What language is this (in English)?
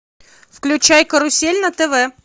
Russian